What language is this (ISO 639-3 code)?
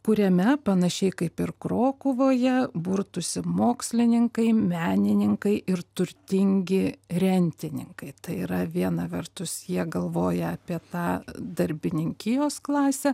lit